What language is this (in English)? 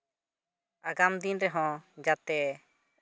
Santali